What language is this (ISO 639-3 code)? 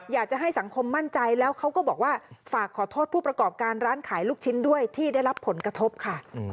tha